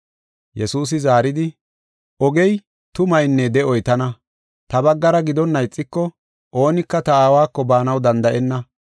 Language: Gofa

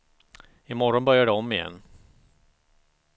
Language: Swedish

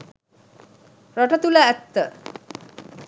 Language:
Sinhala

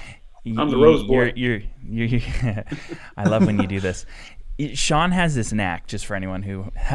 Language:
English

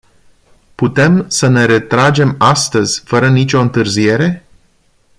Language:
Romanian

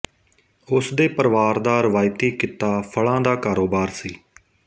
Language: Punjabi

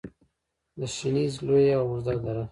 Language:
Pashto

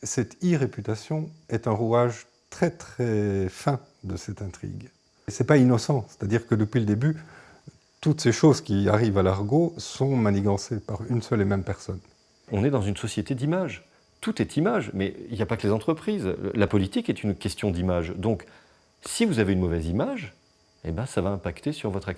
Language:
French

